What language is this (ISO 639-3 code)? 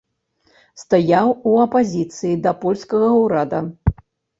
bel